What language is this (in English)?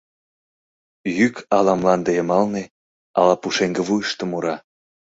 Mari